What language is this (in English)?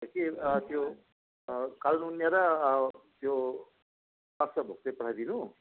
Nepali